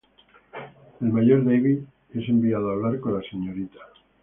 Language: Spanish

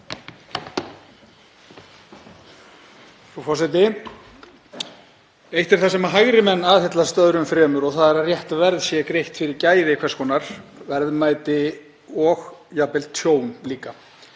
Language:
Icelandic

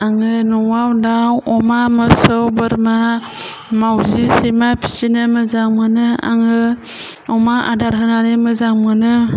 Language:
Bodo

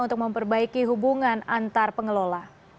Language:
Indonesian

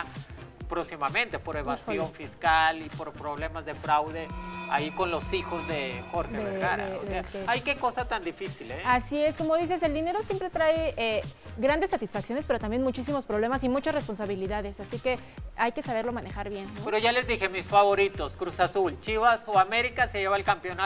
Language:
Spanish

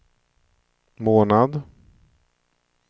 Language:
Swedish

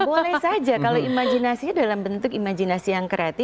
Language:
Indonesian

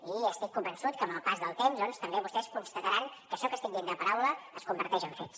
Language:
Catalan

